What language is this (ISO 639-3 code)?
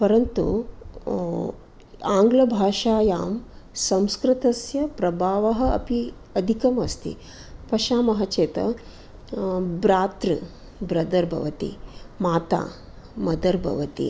san